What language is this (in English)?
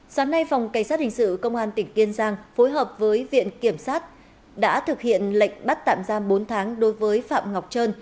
Vietnamese